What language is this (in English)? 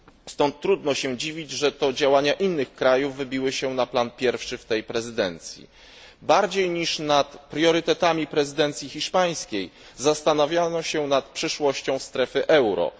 Polish